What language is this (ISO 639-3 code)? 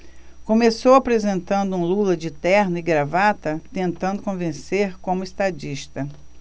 por